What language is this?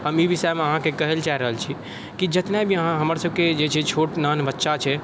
Maithili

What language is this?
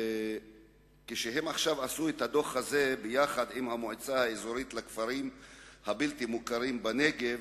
Hebrew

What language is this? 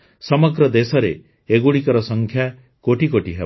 Odia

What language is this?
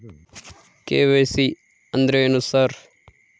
Kannada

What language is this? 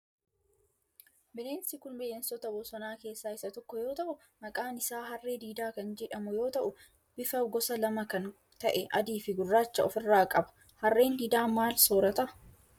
Oromo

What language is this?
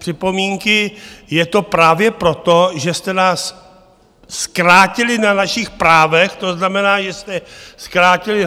Czech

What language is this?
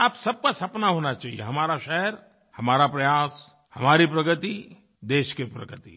Hindi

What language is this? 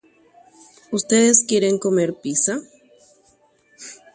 Guarani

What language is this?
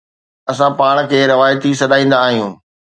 Sindhi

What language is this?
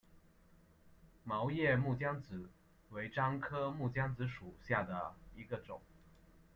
Chinese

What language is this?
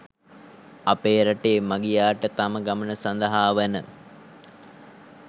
Sinhala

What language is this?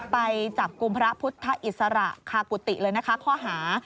Thai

